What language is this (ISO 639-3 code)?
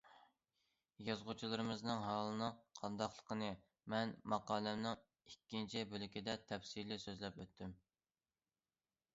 uig